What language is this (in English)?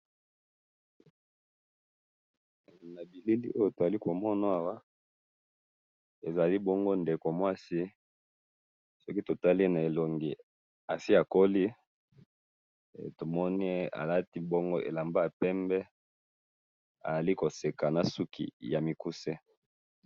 Lingala